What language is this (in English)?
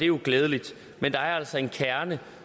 Danish